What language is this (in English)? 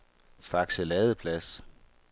Danish